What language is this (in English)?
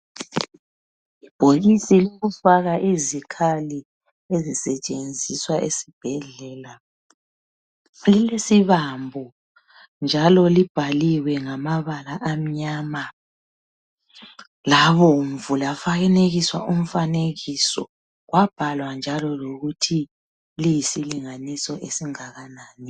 North Ndebele